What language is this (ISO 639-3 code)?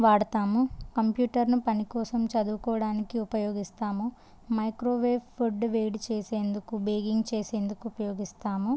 tel